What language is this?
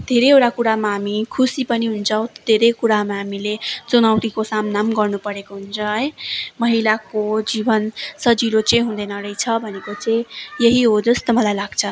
Nepali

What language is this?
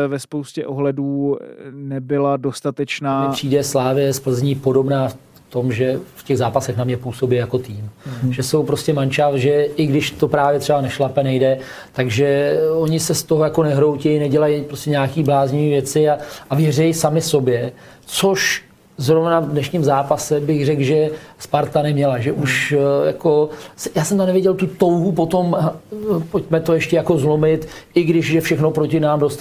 Czech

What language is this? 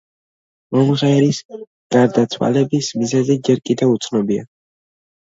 Georgian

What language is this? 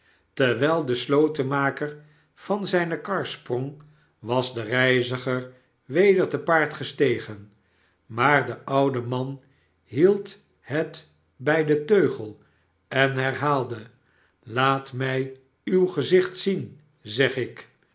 Dutch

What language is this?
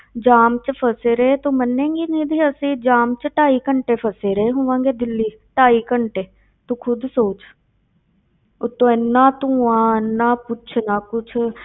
Punjabi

